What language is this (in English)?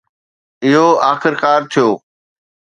Sindhi